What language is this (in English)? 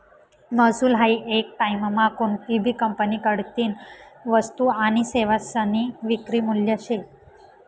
Marathi